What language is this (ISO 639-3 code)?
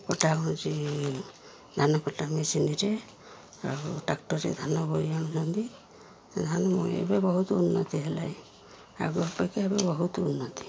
ori